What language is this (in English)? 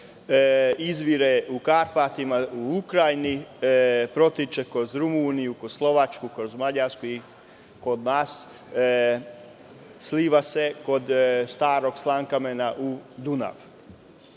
Serbian